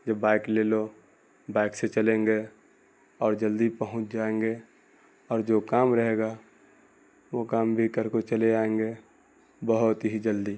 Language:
Urdu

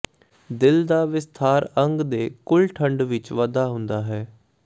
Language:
Punjabi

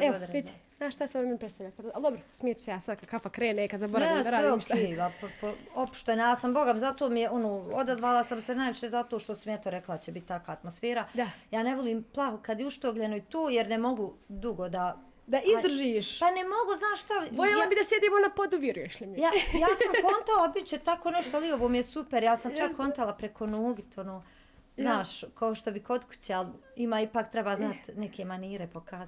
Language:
Croatian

